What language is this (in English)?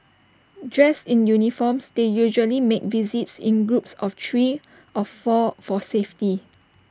English